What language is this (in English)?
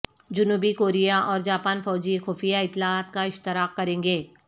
Urdu